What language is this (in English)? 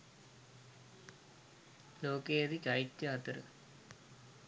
Sinhala